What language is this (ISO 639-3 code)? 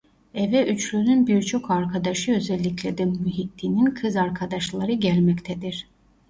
tur